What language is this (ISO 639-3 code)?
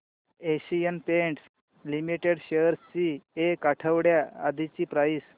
mar